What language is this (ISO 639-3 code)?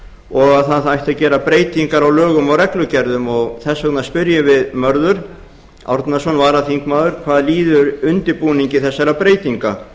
isl